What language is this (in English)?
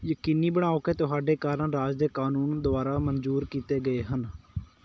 Punjabi